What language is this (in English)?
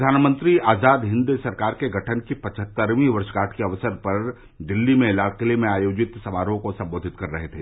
Hindi